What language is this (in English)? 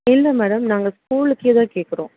Tamil